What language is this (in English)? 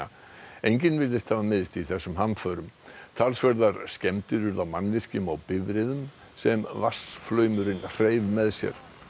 Icelandic